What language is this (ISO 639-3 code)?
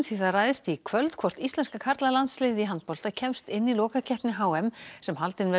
isl